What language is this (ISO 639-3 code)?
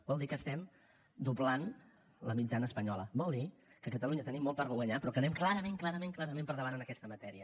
cat